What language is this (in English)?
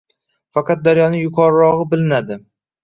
Uzbek